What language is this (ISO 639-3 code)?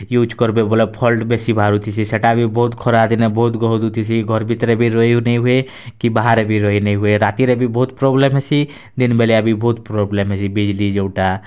ori